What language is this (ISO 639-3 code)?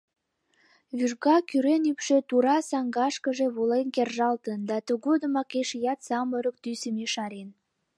chm